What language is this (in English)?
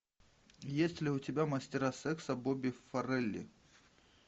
Russian